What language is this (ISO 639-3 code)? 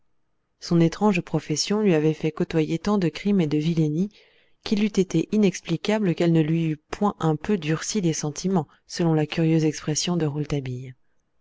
fra